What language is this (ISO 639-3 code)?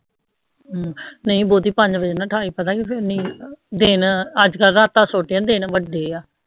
pan